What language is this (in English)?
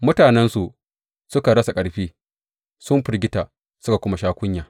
Hausa